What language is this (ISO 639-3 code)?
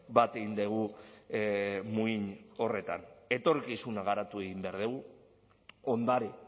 eus